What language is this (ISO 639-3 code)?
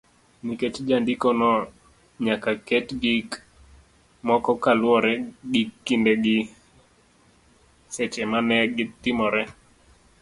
luo